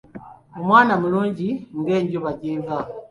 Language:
Ganda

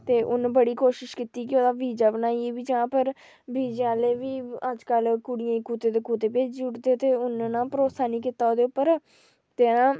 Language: Dogri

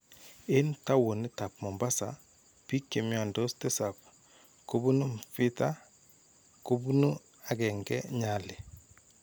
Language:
Kalenjin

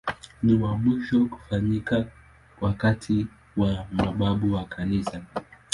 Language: Swahili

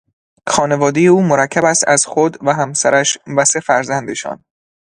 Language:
Persian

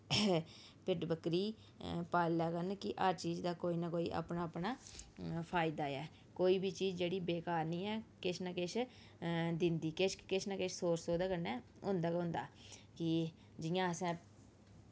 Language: Dogri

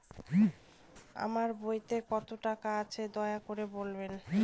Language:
Bangla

